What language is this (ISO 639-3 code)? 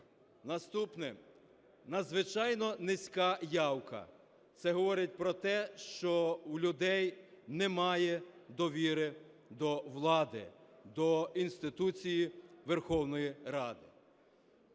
ukr